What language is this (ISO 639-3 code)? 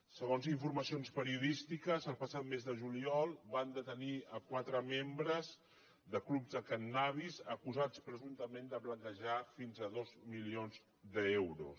cat